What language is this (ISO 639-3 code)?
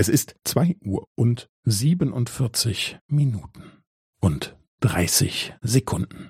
deu